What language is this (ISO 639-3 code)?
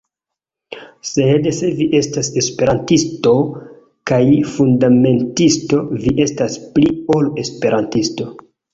epo